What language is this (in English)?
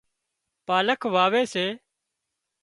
Wadiyara Koli